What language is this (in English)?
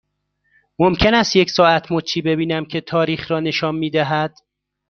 Persian